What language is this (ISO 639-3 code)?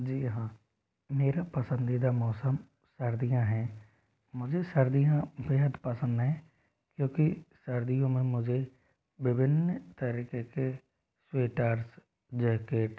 hin